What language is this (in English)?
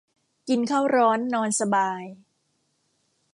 Thai